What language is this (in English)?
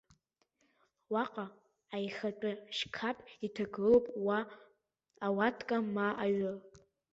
Abkhazian